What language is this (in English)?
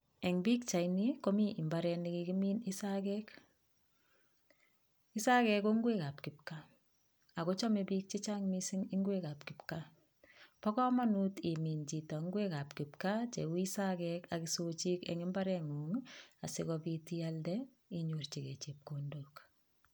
Kalenjin